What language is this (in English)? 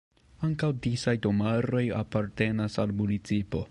Esperanto